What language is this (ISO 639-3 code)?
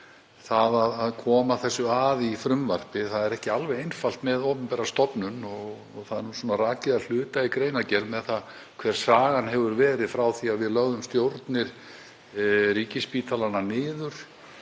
isl